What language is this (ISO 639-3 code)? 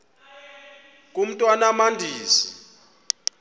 xho